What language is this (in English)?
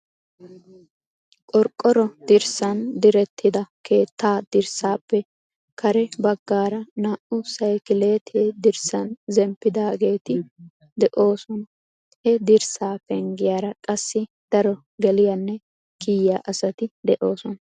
Wolaytta